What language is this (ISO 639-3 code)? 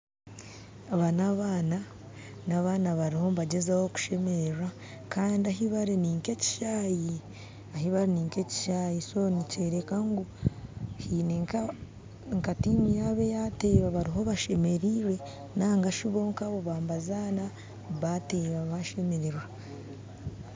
nyn